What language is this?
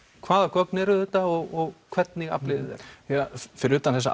Icelandic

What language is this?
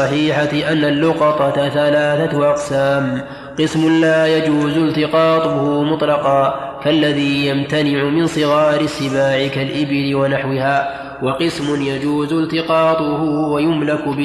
Arabic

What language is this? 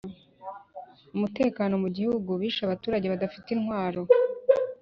Kinyarwanda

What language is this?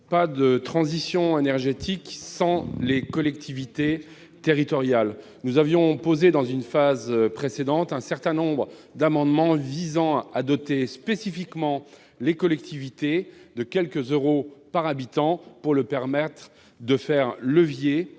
French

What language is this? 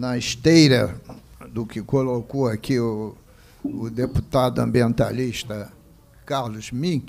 Portuguese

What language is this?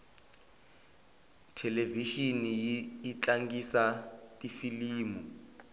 Tsonga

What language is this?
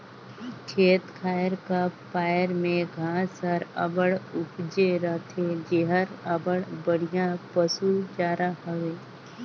Chhattisgarhi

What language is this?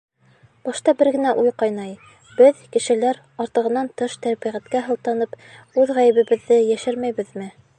Bashkir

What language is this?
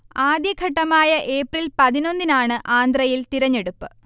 Malayalam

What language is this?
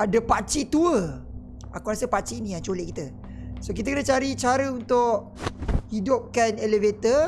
Malay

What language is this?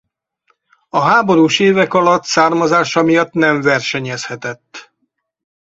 Hungarian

